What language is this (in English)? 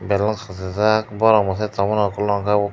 Kok Borok